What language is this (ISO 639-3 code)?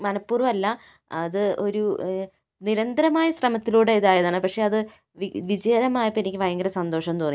mal